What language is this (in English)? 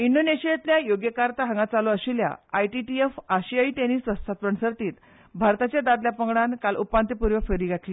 Konkani